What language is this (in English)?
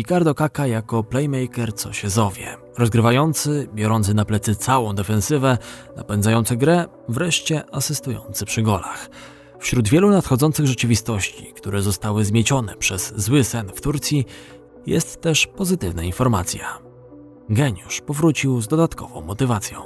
Polish